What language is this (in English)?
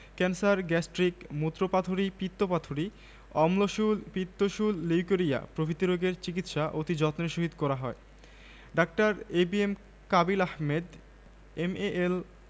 Bangla